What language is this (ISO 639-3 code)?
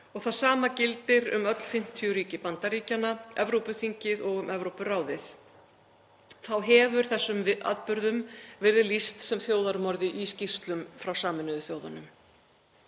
isl